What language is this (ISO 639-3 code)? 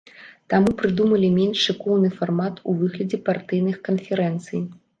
bel